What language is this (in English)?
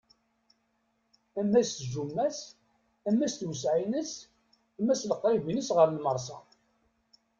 Kabyle